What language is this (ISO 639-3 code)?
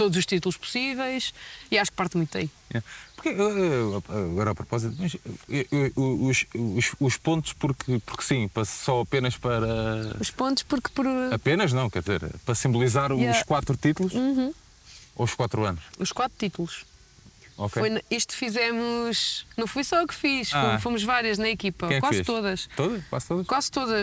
por